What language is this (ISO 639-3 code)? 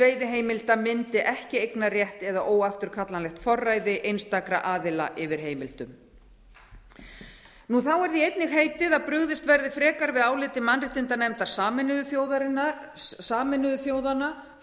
isl